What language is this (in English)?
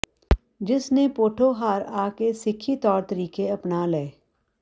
Punjabi